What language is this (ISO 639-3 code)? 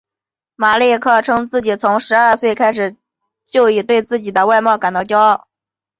zho